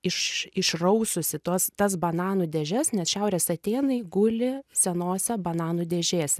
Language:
Lithuanian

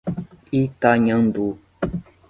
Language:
Portuguese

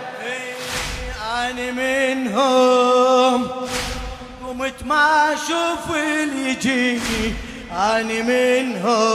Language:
Arabic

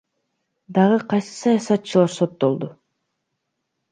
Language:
Kyrgyz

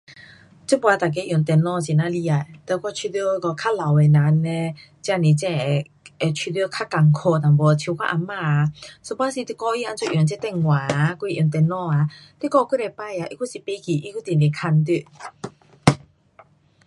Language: Pu-Xian Chinese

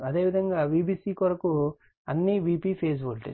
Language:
Telugu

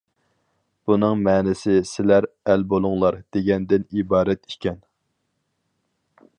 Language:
Uyghur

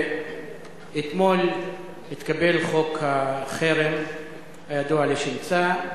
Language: Hebrew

